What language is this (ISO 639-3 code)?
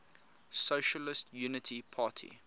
eng